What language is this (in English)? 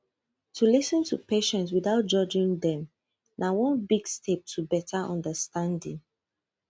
Nigerian Pidgin